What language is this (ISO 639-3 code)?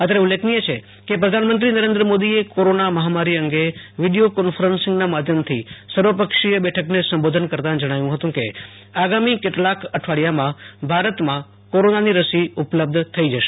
guj